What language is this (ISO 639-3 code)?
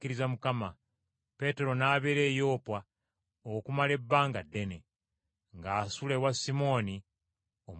lug